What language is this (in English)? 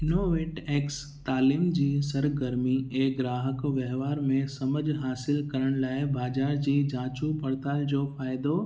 Sindhi